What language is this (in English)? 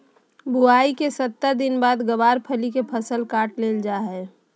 Magahi